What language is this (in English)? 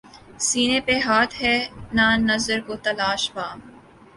Urdu